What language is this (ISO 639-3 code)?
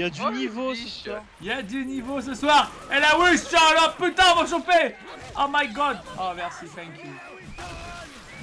fra